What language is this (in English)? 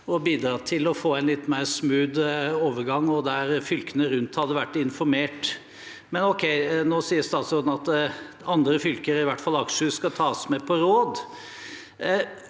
Norwegian